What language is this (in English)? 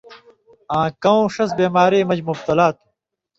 Indus Kohistani